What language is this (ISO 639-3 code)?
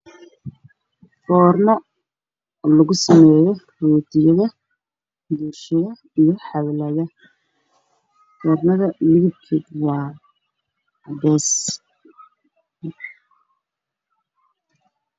som